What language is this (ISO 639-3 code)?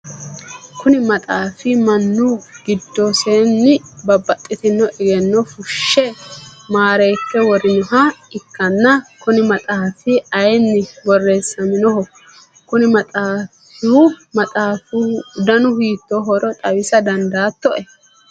sid